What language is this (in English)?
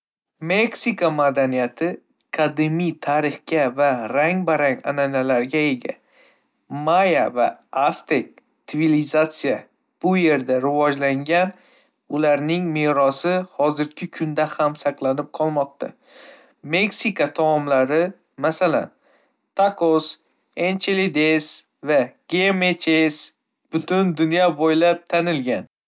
Uzbek